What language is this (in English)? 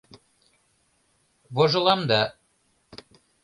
Mari